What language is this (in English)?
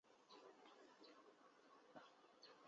Chinese